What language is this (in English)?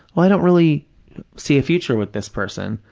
English